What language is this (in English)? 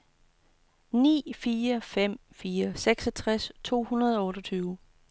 Danish